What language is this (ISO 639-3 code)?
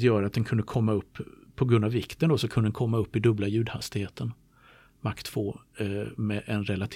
swe